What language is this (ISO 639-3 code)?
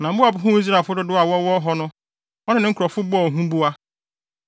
aka